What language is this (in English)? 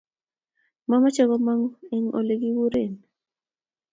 Kalenjin